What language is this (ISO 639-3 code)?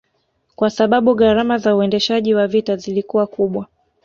swa